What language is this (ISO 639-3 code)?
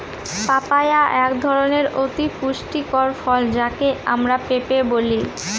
ben